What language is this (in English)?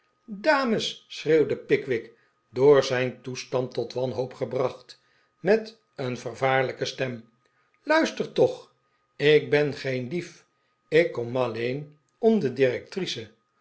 Dutch